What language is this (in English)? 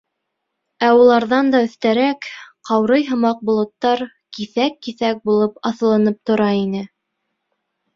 Bashkir